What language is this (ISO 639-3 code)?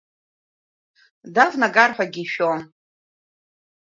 abk